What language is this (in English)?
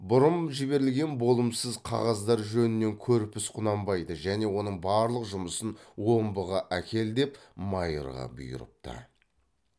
Kazakh